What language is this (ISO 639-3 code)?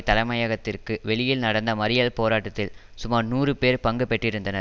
tam